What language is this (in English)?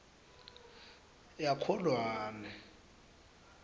Swati